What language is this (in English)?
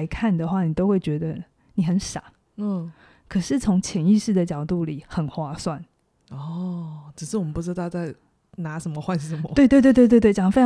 Chinese